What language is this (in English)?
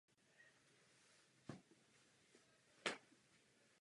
Czech